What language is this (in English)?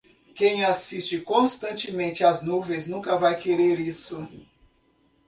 Portuguese